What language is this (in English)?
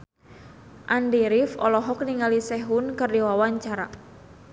Sundanese